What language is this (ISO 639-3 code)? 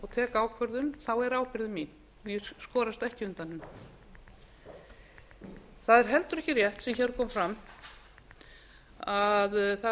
isl